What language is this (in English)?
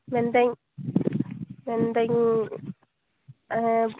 Santali